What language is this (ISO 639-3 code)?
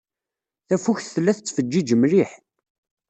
kab